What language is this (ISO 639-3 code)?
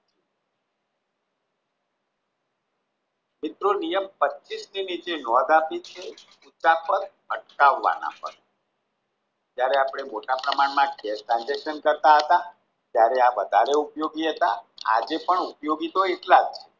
guj